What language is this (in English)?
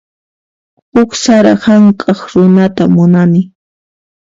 Puno Quechua